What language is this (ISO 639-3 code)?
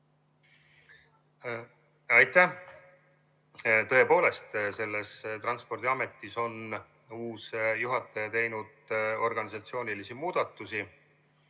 est